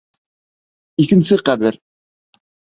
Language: Bashkir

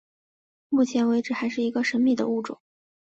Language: Chinese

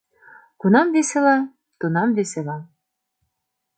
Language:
Mari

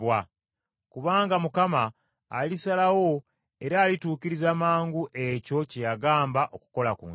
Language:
Ganda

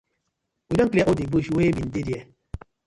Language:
Nigerian Pidgin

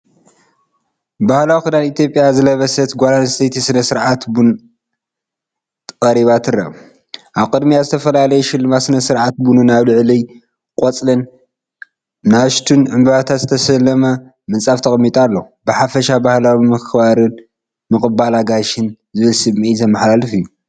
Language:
Tigrinya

